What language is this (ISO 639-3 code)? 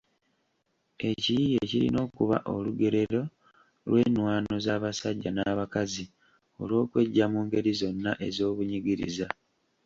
lug